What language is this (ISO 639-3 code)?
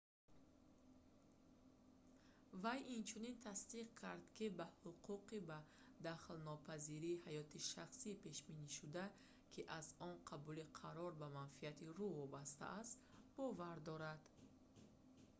tgk